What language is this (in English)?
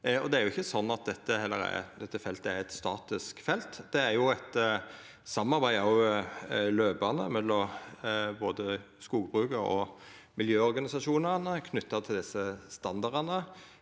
Norwegian